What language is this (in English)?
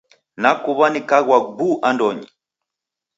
Taita